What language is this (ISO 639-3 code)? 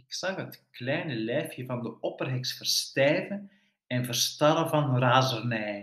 nld